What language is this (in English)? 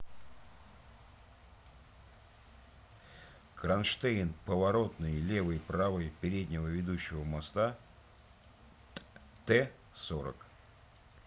Russian